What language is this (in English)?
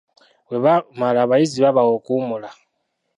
Ganda